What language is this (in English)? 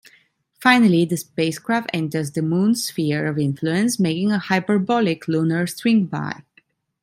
English